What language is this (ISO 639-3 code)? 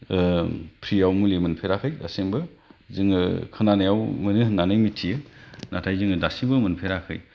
brx